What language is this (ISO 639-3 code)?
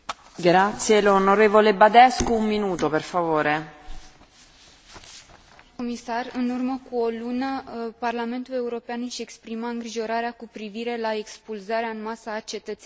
ron